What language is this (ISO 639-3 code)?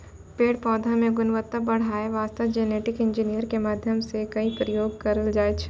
mai